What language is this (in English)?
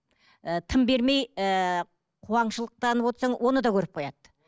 Kazakh